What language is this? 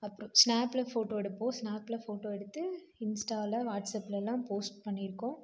Tamil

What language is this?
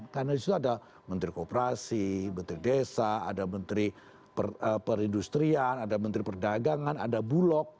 Indonesian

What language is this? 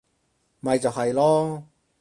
Cantonese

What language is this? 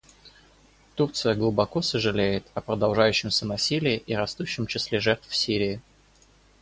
Russian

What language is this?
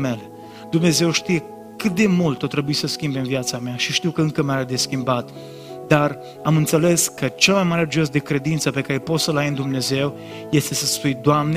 Romanian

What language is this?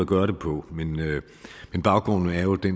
Danish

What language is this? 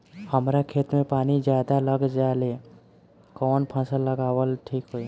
Bhojpuri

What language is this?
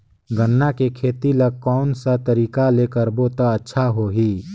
Chhattisgarhi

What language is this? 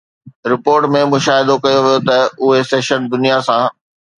Sindhi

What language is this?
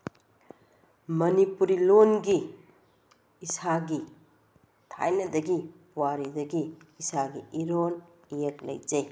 Manipuri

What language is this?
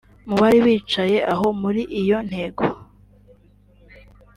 Kinyarwanda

